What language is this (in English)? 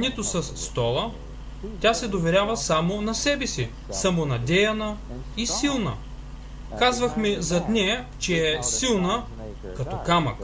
Bulgarian